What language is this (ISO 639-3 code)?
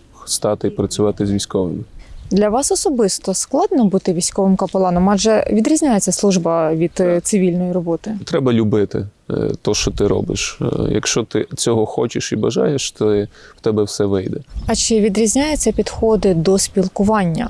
ukr